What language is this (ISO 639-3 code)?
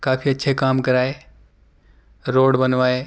urd